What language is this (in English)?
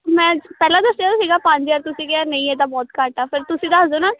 Punjabi